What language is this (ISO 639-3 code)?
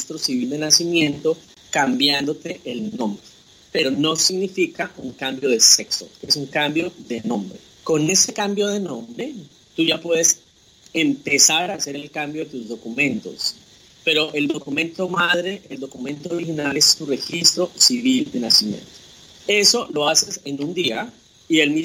spa